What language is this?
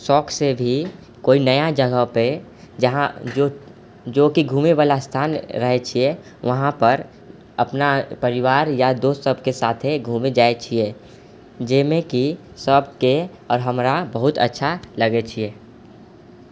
Maithili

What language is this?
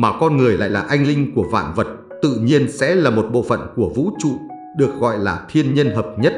Vietnamese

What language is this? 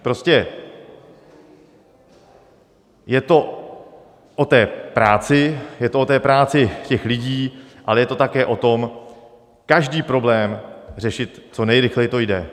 Czech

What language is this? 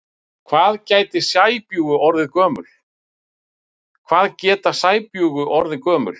Icelandic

